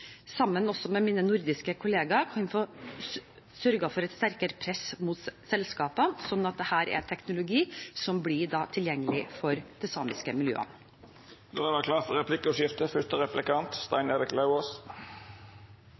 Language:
Norwegian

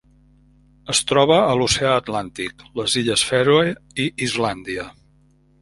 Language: Catalan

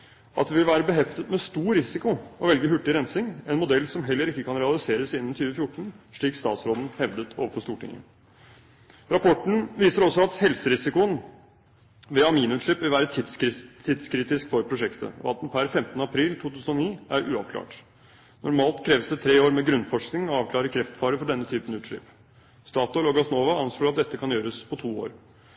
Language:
Norwegian Bokmål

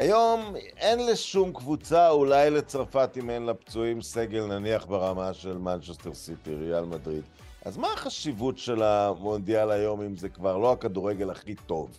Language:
Hebrew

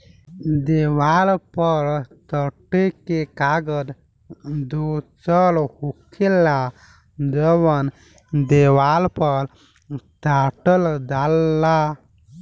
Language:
Bhojpuri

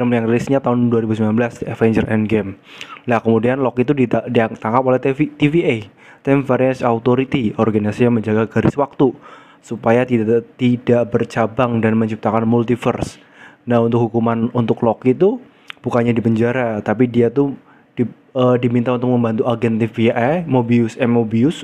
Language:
Indonesian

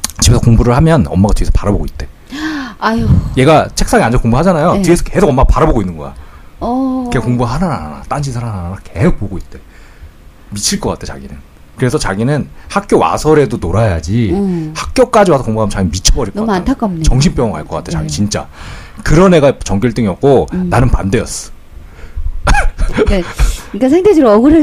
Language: Korean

